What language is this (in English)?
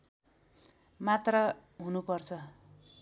Nepali